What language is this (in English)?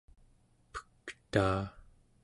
Central Yupik